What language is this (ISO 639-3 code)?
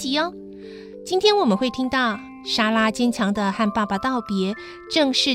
zho